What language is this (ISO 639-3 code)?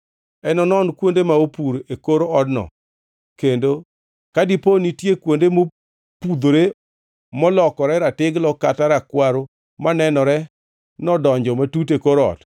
luo